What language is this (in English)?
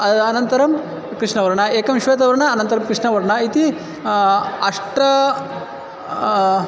Sanskrit